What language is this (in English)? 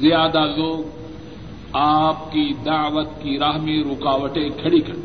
Urdu